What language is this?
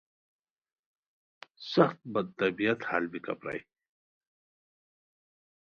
Khowar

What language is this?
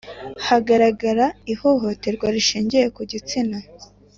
Kinyarwanda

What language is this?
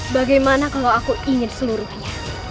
Indonesian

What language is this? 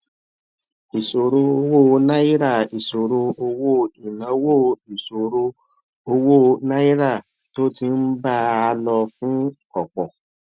Yoruba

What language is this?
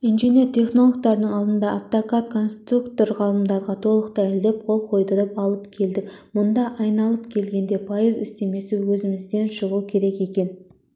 Kazakh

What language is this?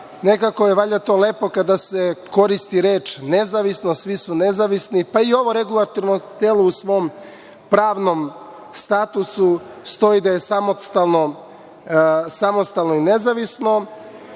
Serbian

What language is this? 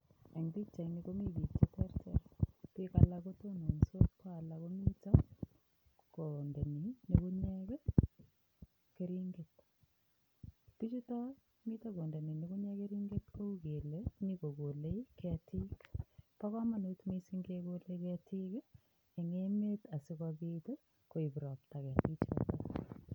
Kalenjin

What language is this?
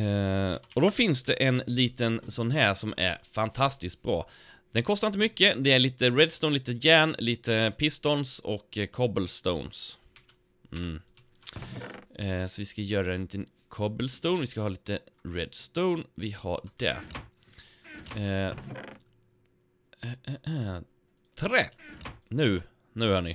Swedish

